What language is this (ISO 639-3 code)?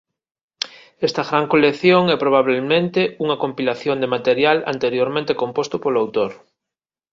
glg